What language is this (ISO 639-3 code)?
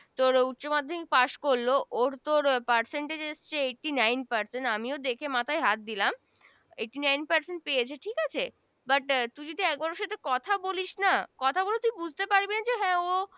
ben